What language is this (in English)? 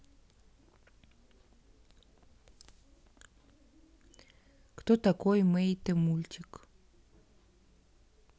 Russian